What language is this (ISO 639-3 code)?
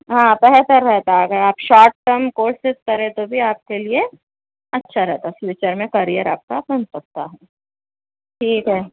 urd